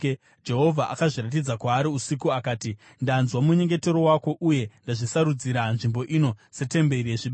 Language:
Shona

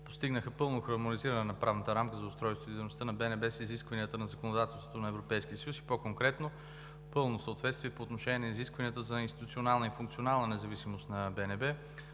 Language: Bulgarian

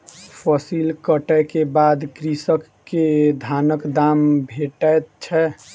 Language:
Maithili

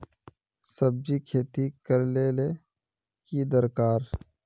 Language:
Magahi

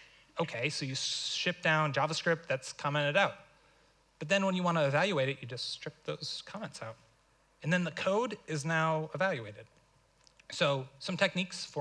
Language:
English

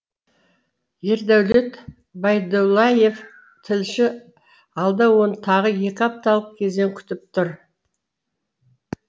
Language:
Kazakh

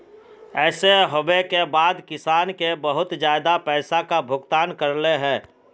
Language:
Magahi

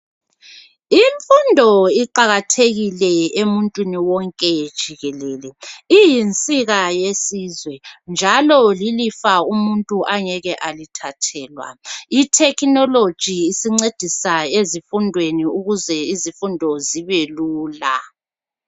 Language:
North Ndebele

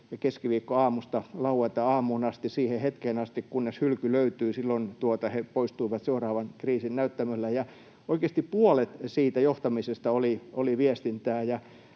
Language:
Finnish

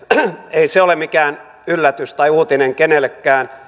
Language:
Finnish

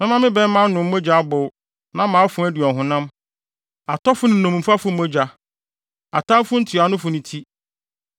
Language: Akan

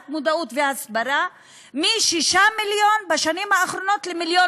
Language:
Hebrew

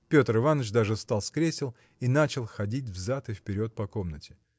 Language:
Russian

